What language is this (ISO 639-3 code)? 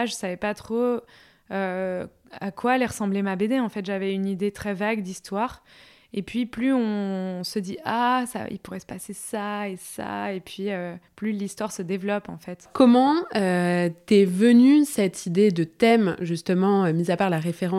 fra